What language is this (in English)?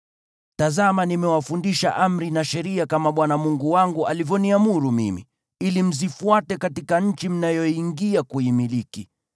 Swahili